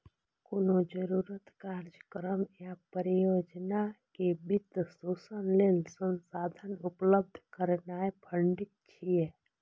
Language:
Maithili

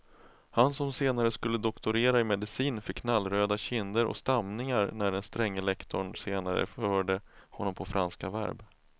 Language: Swedish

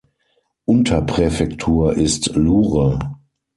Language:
German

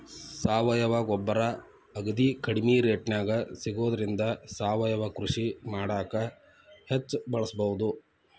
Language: Kannada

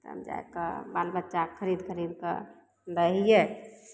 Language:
Maithili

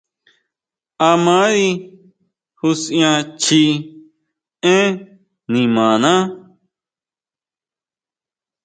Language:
Huautla Mazatec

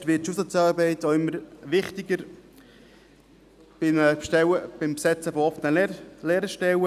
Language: Swiss German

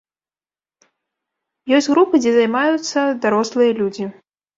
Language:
Belarusian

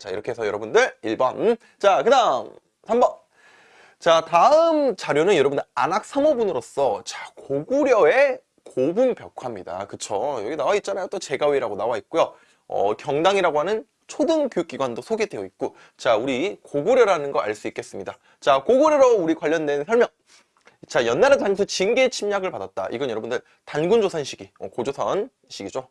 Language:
Korean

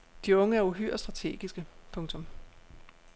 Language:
Danish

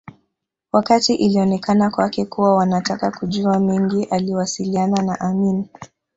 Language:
Swahili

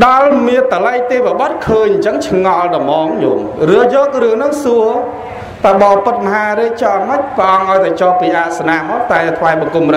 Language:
Vietnamese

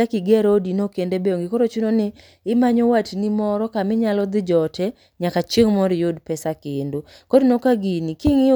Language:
Luo (Kenya and Tanzania)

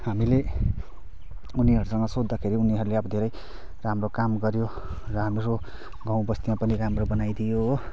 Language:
Nepali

